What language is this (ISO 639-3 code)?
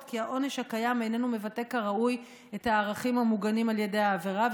heb